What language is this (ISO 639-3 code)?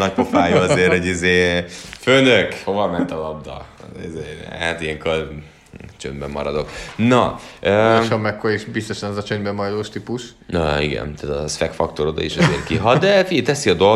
hun